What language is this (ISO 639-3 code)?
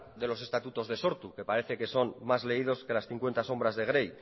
spa